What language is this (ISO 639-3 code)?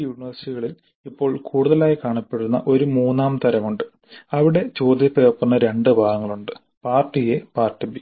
mal